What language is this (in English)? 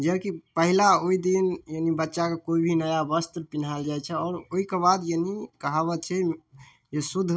Maithili